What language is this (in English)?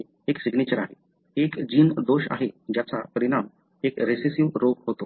Marathi